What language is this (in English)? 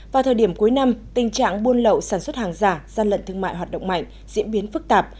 Vietnamese